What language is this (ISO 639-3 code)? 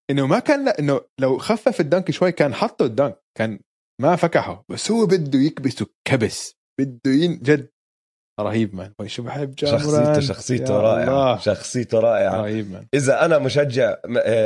ara